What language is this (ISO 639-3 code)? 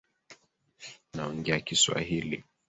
swa